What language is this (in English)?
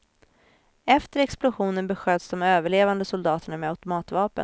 Swedish